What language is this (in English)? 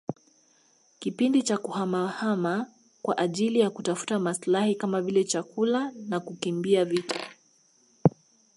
Swahili